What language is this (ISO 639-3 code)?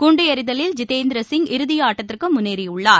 tam